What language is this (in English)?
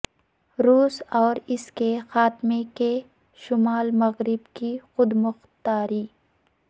Urdu